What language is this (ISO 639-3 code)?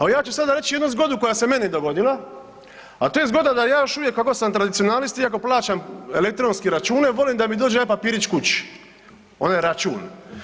hrv